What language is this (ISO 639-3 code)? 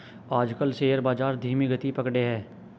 hin